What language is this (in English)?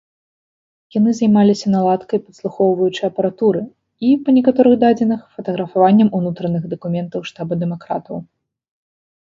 Belarusian